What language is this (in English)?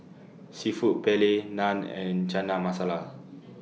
English